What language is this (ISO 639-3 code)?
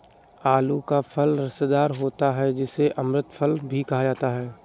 hin